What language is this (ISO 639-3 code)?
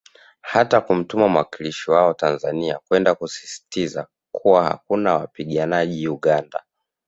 swa